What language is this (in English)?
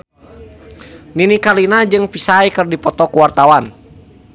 Sundanese